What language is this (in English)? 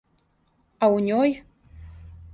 Serbian